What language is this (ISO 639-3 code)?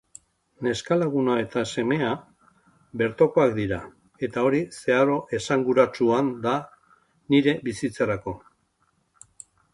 eus